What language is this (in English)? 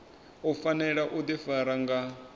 Venda